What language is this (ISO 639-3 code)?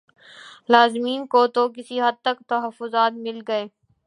urd